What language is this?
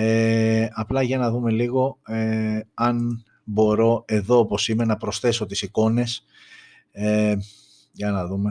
Greek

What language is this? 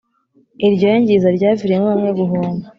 Kinyarwanda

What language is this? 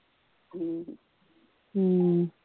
Punjabi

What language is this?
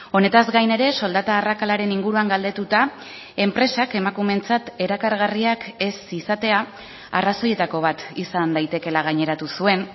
Basque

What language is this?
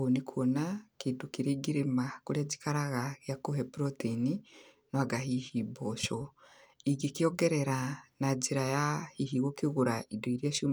Kikuyu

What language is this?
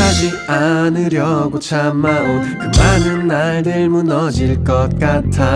Korean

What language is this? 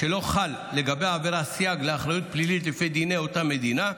Hebrew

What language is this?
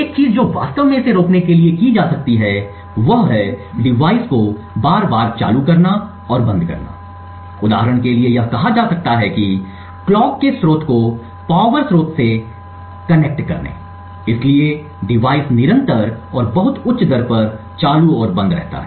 Hindi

